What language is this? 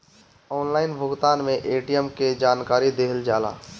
Bhojpuri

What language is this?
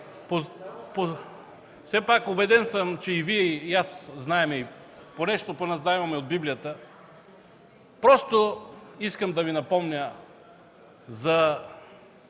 Bulgarian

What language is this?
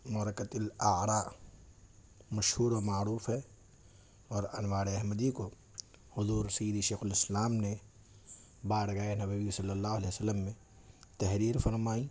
Urdu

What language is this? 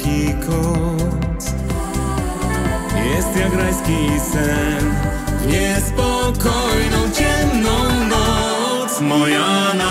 Polish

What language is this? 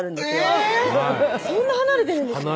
Japanese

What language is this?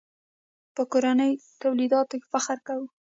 Pashto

